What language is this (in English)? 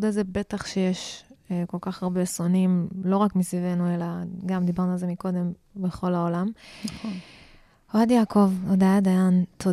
Hebrew